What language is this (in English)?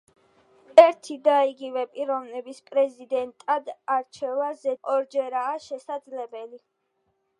Georgian